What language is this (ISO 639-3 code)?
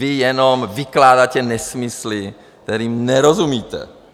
ces